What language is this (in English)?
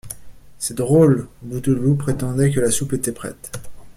French